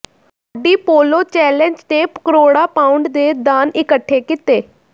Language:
Punjabi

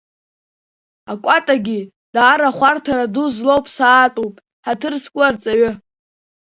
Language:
Abkhazian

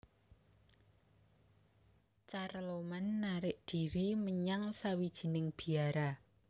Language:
Javanese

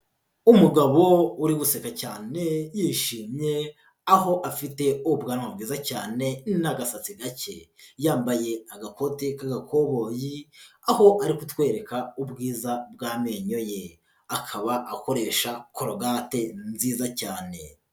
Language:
Kinyarwanda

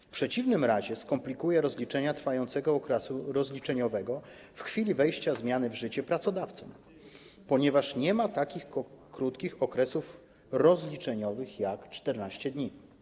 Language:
Polish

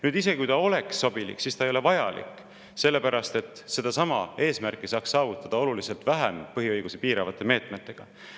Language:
Estonian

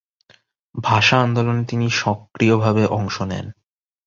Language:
Bangla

